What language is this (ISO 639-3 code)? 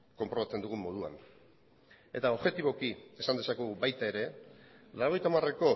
eus